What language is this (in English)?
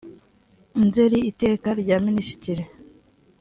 Kinyarwanda